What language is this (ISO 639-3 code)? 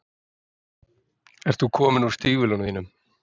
isl